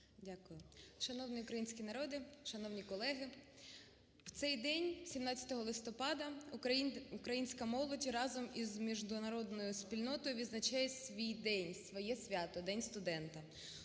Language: Ukrainian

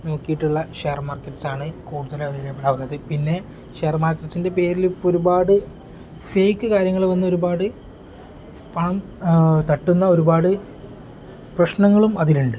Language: Malayalam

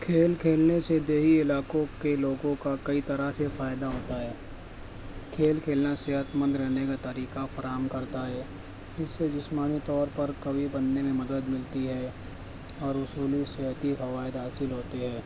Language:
Urdu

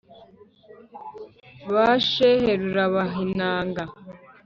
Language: Kinyarwanda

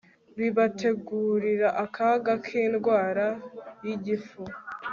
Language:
Kinyarwanda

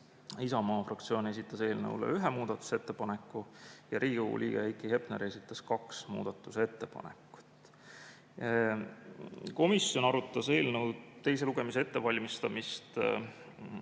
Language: Estonian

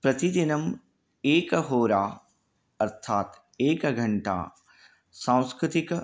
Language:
Sanskrit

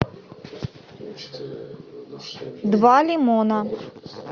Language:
Russian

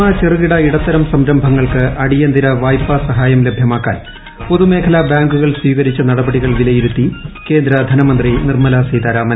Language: Malayalam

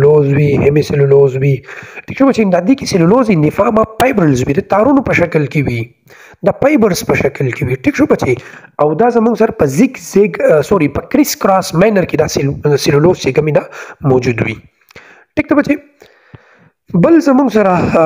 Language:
Hindi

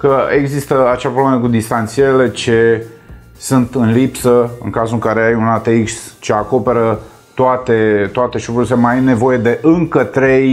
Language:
Romanian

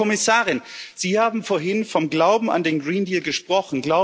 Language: German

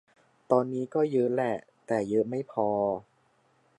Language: Thai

